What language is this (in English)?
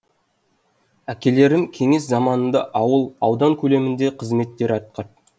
Kazakh